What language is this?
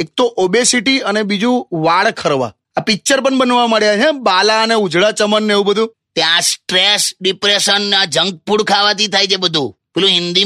Hindi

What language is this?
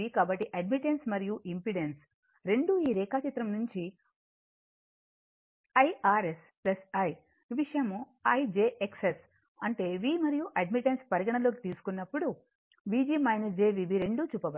Telugu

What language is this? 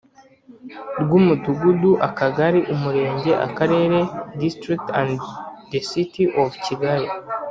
Kinyarwanda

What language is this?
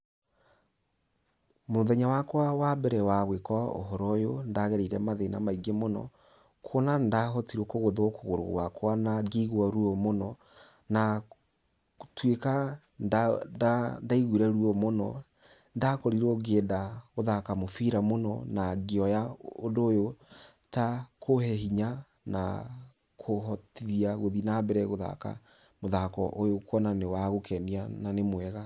Kikuyu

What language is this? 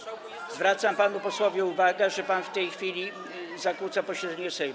Polish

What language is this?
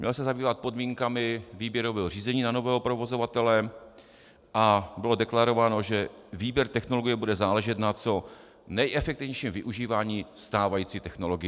Czech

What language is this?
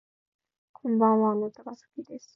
Japanese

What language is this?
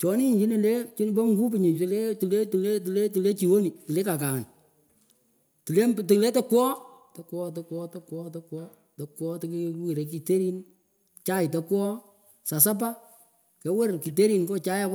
Pökoot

